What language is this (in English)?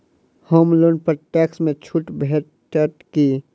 Maithili